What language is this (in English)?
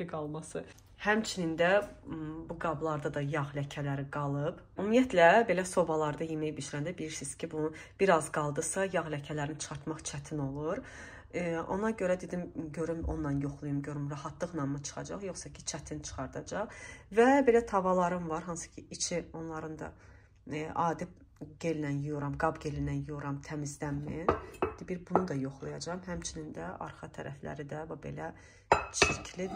Turkish